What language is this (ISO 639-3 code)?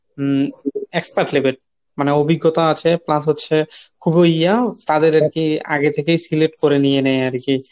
ben